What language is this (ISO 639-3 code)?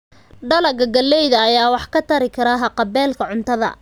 som